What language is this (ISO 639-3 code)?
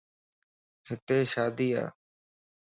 lss